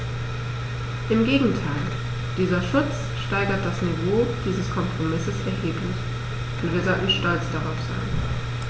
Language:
German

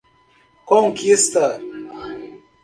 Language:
Portuguese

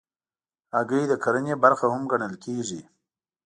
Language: Pashto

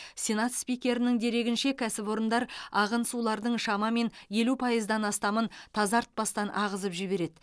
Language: Kazakh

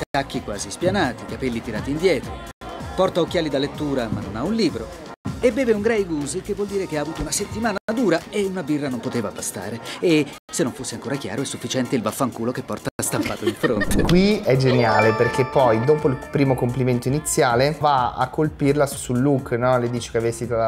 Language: Italian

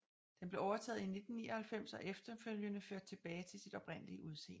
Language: Danish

